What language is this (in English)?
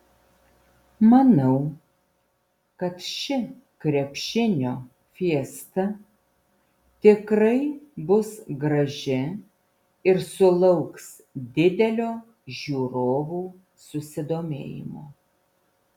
Lithuanian